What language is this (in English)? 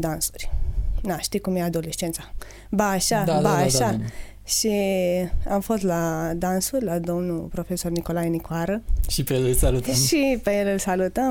Romanian